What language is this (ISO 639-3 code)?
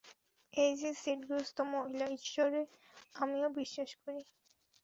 ben